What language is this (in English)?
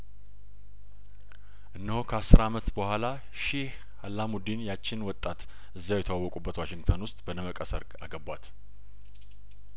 Amharic